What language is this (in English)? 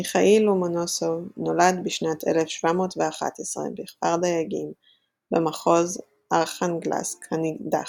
Hebrew